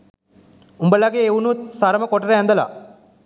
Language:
Sinhala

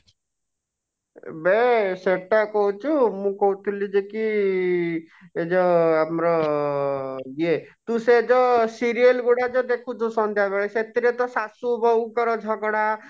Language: Odia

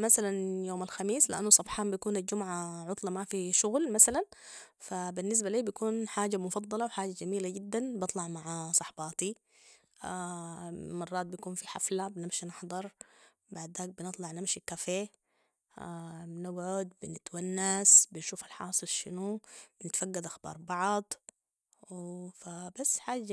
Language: Sudanese Arabic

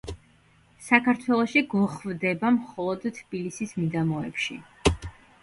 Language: Georgian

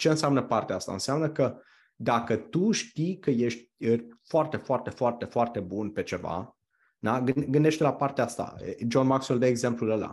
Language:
Romanian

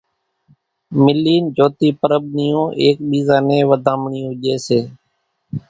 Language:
Kachi Koli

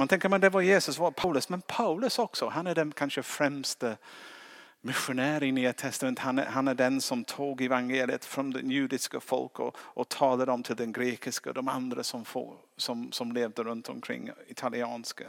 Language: Swedish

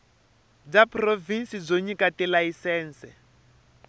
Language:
Tsonga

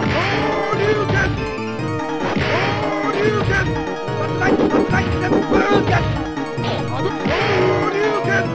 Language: English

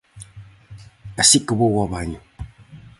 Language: Galician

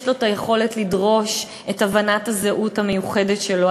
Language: Hebrew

